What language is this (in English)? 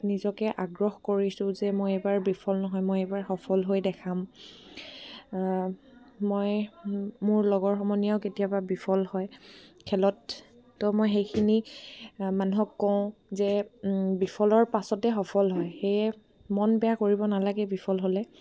Assamese